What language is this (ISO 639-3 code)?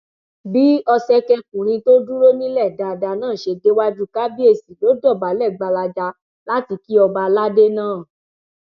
yor